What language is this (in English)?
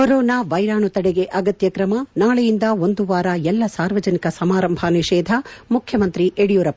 Kannada